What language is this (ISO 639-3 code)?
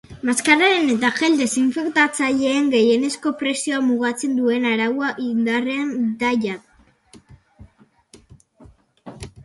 eus